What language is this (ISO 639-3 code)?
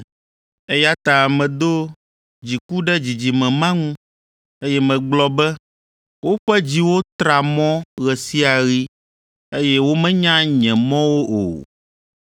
ewe